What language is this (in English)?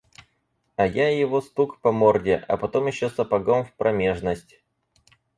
Russian